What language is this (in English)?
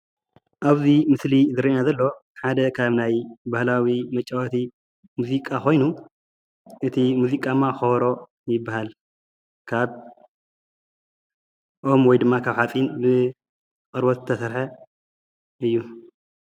Tigrinya